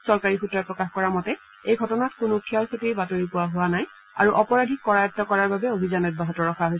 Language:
Assamese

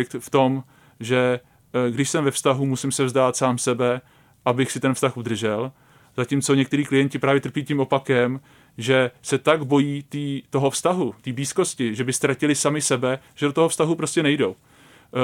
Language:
Czech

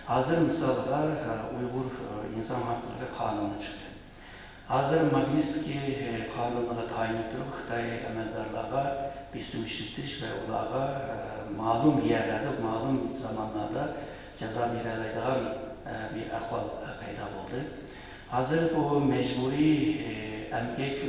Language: Turkish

